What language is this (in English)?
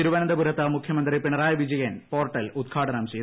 Malayalam